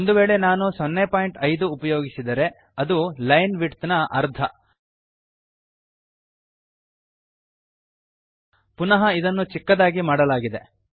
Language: Kannada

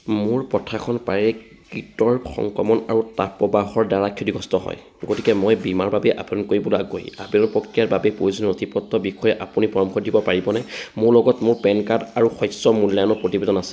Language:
Assamese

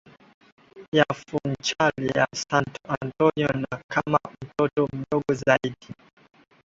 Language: Swahili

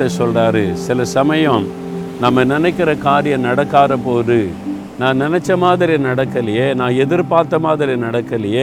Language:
Tamil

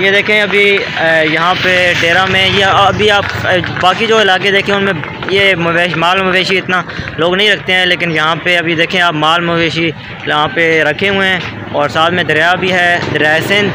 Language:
Arabic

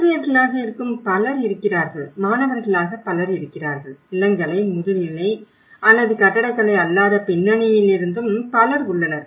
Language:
Tamil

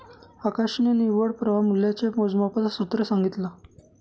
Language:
Marathi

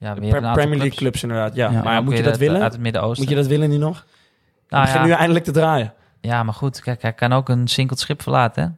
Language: Dutch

